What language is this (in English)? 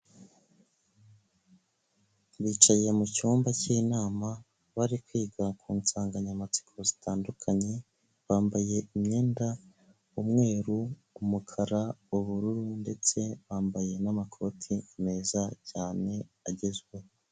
Kinyarwanda